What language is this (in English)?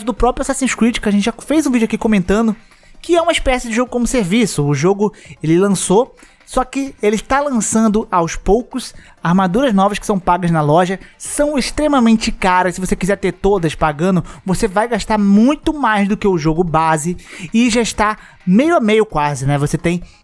Portuguese